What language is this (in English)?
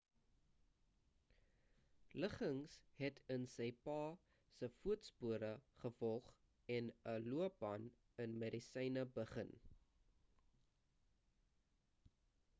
Afrikaans